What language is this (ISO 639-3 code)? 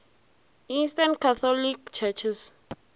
nso